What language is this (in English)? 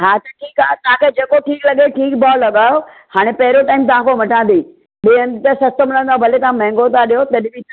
Sindhi